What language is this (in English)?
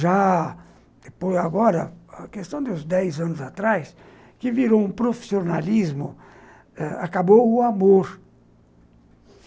Portuguese